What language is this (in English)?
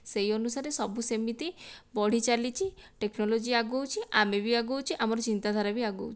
Odia